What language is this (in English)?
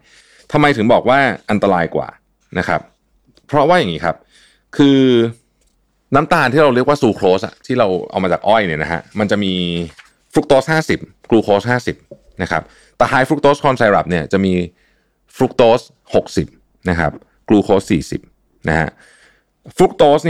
Thai